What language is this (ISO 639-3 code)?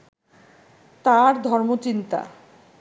ben